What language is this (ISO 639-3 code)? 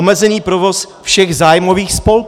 ces